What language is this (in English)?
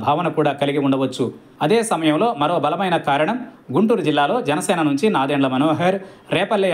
Telugu